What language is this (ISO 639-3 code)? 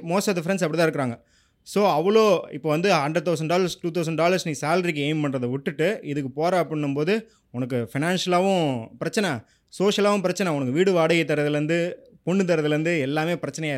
tam